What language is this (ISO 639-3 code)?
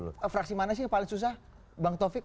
ind